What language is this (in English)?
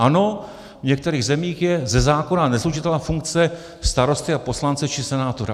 Czech